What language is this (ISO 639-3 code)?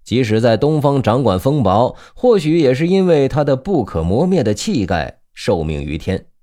zho